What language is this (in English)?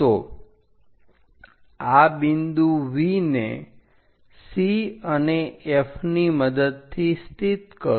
Gujarati